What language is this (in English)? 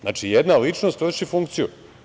Serbian